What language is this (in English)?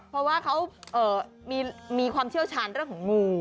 Thai